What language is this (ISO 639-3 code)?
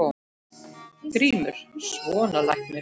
isl